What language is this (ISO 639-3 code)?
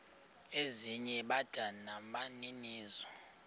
xho